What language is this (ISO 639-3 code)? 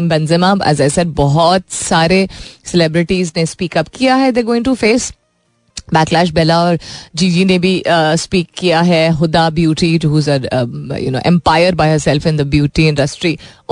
hin